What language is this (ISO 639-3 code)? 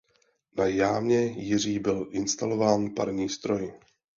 ces